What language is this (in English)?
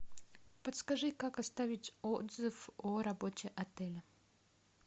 Russian